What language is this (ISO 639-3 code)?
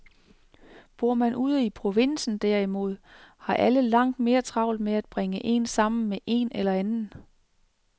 dan